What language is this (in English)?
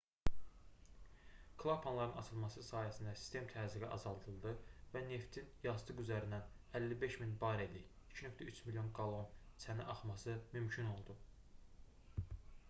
Azerbaijani